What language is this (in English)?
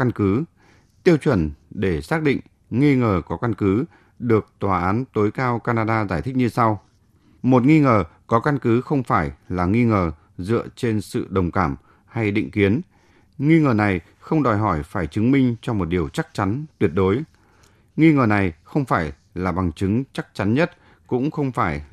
Vietnamese